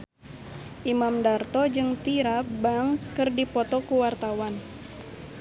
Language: Sundanese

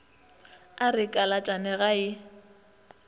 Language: Northern Sotho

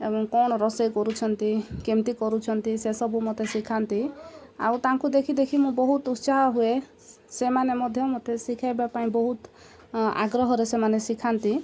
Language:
Odia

